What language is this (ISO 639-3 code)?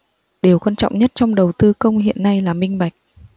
vie